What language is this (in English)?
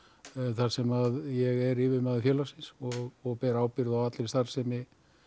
Icelandic